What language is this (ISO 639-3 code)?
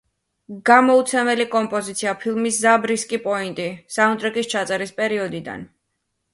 kat